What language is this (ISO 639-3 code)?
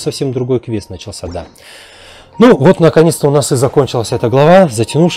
rus